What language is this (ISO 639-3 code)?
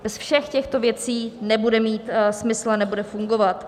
ces